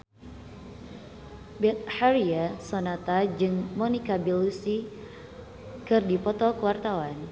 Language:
Sundanese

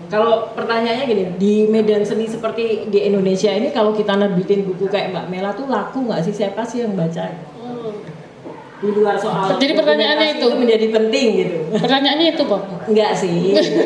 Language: Indonesian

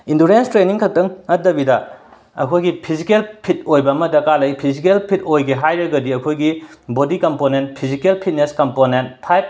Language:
Manipuri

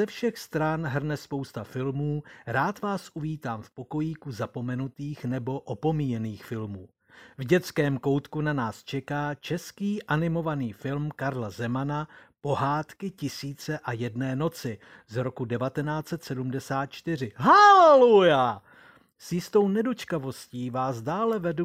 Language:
Czech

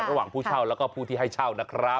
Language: Thai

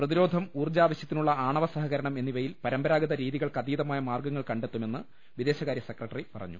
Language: Malayalam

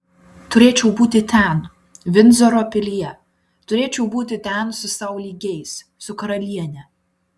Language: Lithuanian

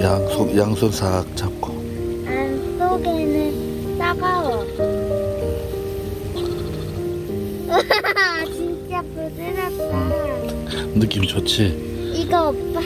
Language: Korean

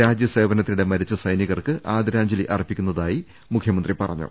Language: Malayalam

